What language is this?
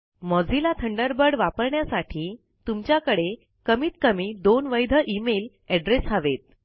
Marathi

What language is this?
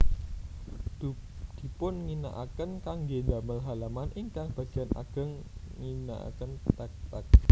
Javanese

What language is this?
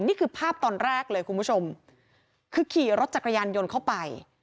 Thai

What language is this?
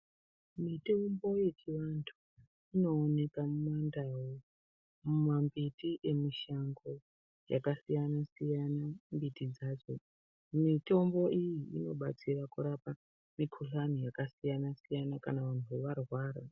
Ndau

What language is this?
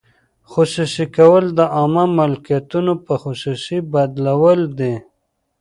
Pashto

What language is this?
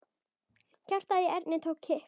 Icelandic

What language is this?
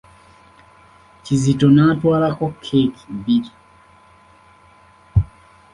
Ganda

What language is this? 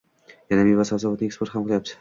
Uzbek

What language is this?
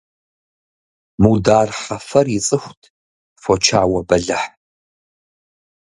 Kabardian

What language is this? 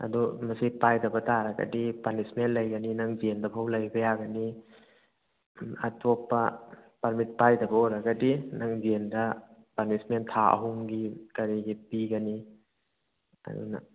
Manipuri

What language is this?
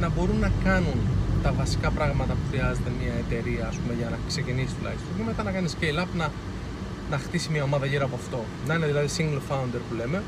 Greek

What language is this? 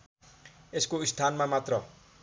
Nepali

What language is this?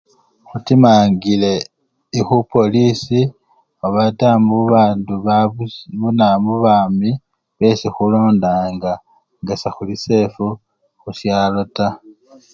Luyia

